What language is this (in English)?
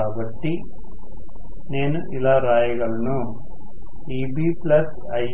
Telugu